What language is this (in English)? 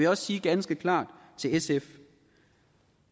Danish